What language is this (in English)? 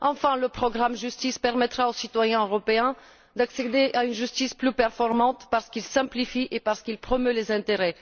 French